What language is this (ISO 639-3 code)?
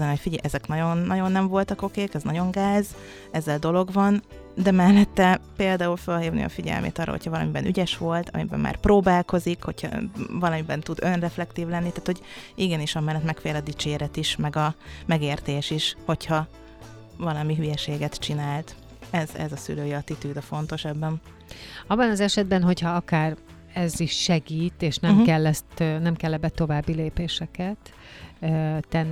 hun